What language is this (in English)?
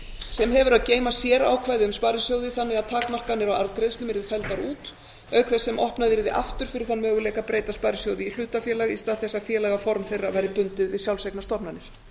Icelandic